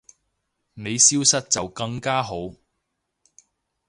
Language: Cantonese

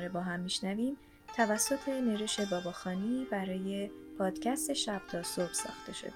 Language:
Persian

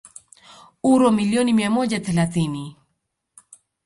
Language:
Swahili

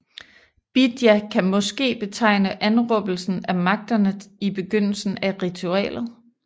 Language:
Danish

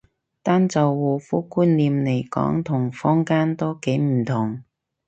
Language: Cantonese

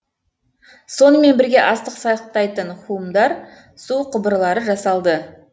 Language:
Kazakh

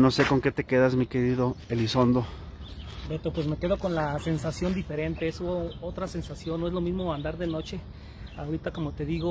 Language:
Spanish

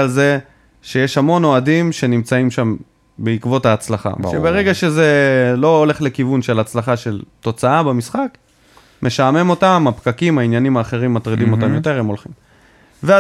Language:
Hebrew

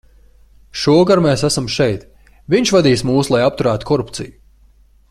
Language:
Latvian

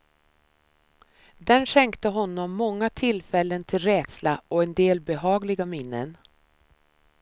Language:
Swedish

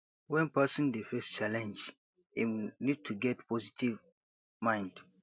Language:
Nigerian Pidgin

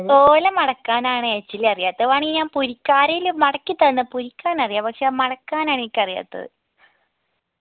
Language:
Malayalam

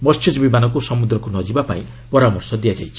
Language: Odia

